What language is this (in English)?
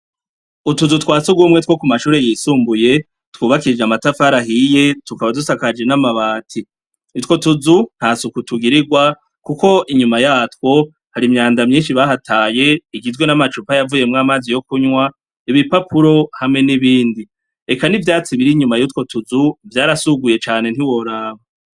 Rundi